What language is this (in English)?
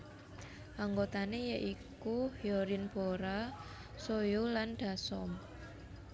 Javanese